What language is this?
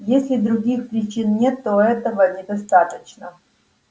Russian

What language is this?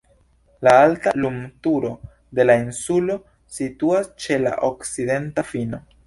Esperanto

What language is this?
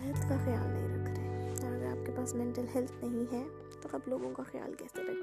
Urdu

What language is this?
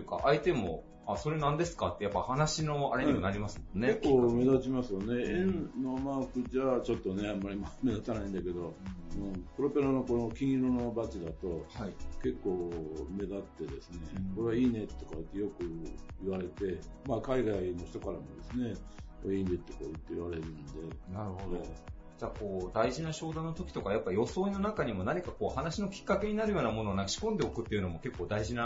Japanese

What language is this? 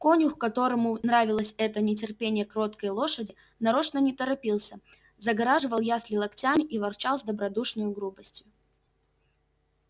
Russian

